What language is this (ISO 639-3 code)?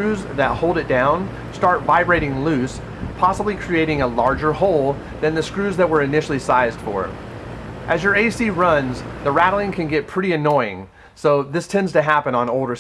eng